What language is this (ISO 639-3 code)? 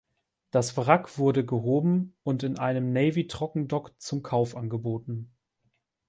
deu